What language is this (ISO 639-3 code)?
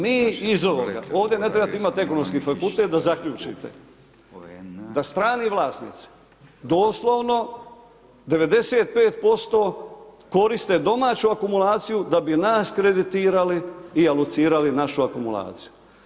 hrv